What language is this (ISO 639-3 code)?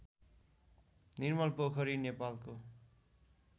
nep